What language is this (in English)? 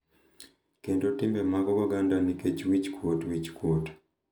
Luo (Kenya and Tanzania)